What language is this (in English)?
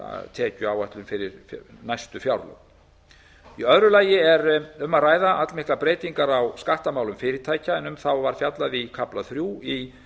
Icelandic